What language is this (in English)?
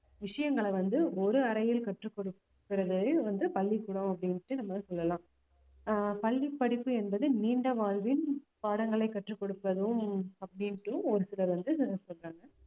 Tamil